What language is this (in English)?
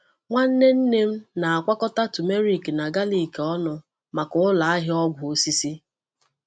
Igbo